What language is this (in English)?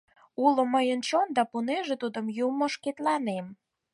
Mari